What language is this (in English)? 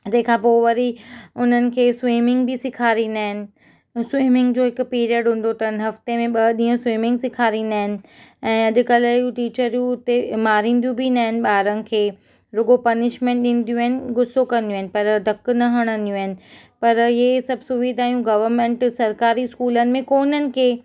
Sindhi